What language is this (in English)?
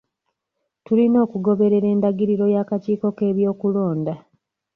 Ganda